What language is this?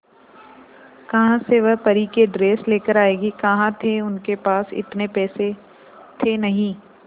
Hindi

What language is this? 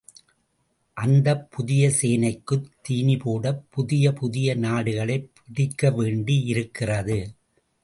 Tamil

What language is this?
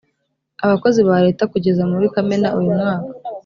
Kinyarwanda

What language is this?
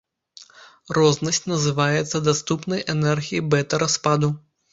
Belarusian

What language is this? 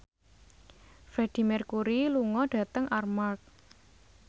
Javanese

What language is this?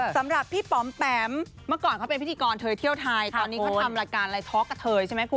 Thai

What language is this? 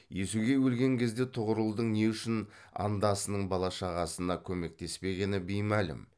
Kazakh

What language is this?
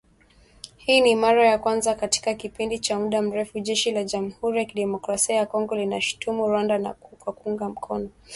Swahili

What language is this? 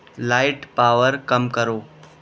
Urdu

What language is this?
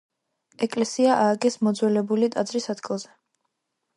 Georgian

